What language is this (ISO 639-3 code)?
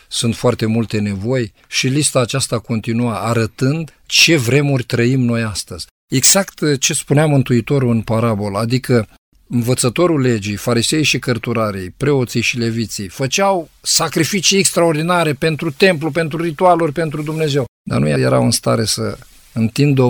ron